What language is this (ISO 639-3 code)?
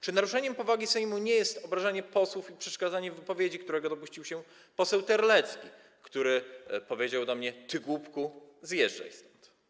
pol